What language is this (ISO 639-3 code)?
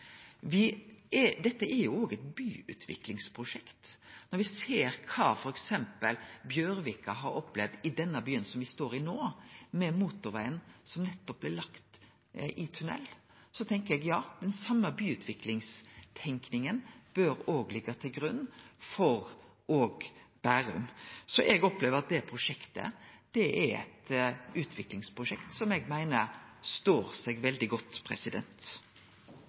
nno